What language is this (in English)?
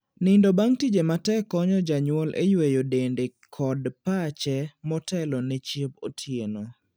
Luo (Kenya and Tanzania)